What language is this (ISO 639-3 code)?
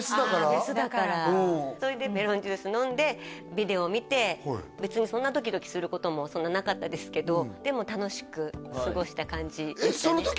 jpn